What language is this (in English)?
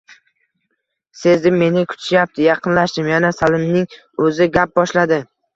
Uzbek